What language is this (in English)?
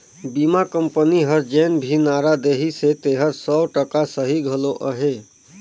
Chhattisgarhi